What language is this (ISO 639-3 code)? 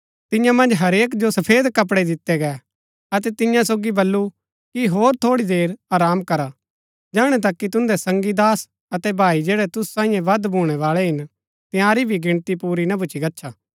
gbk